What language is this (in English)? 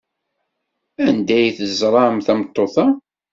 Kabyle